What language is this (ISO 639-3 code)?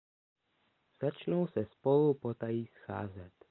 ces